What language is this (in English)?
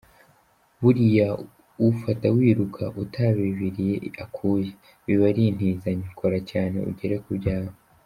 Kinyarwanda